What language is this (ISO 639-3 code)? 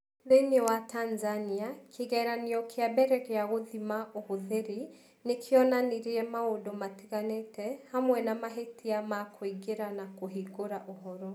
kik